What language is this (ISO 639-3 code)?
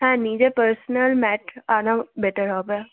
ben